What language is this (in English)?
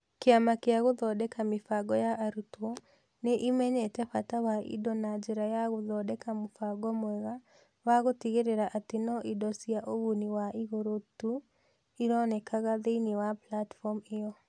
Kikuyu